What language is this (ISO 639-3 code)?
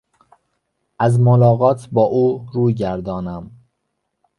fas